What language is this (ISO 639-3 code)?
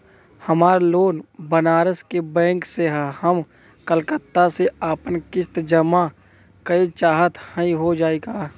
bho